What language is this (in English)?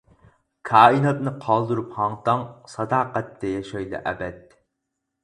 Uyghur